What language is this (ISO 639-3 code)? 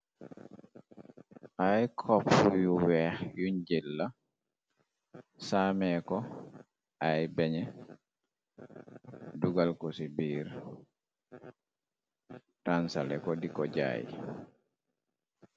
wol